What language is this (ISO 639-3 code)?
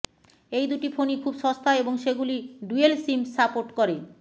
ben